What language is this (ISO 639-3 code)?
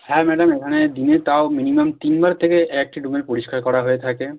ben